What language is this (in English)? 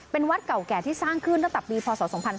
Thai